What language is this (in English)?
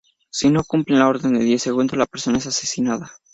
Spanish